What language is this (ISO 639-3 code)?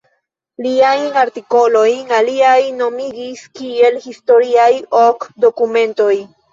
epo